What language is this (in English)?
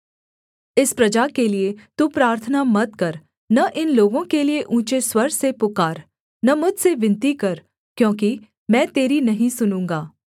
Hindi